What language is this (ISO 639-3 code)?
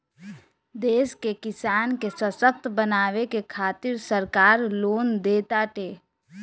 bho